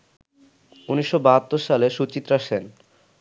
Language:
Bangla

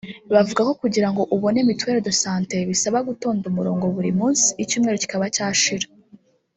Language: Kinyarwanda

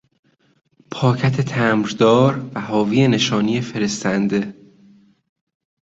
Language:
Persian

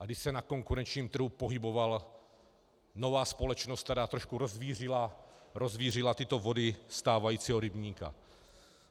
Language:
Czech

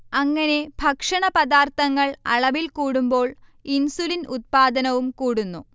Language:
Malayalam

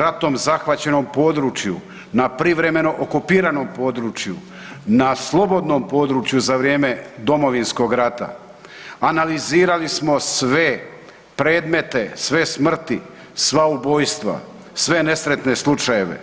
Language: Croatian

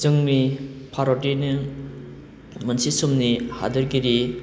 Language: Bodo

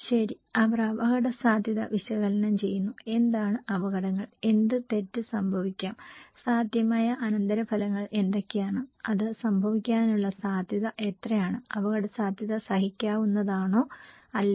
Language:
Malayalam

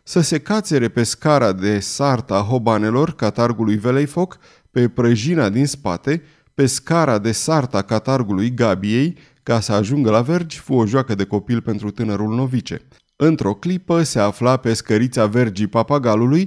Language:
Romanian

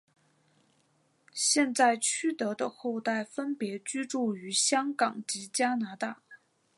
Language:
Chinese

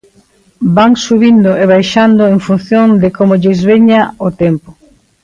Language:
Galician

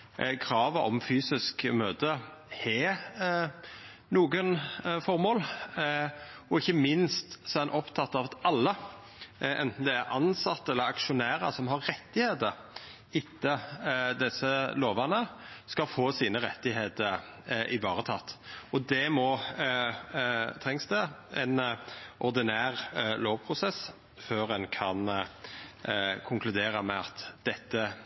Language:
Norwegian Nynorsk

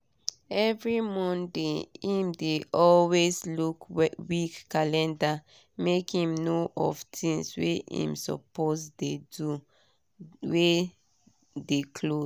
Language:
Nigerian Pidgin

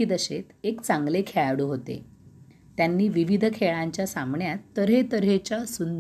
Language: Marathi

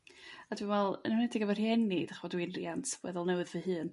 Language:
Welsh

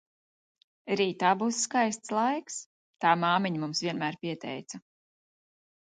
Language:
Latvian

